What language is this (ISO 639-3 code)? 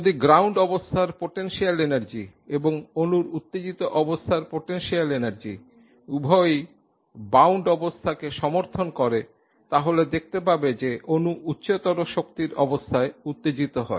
ben